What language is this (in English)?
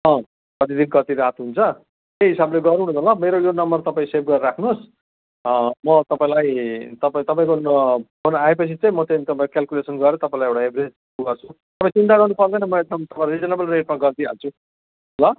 Nepali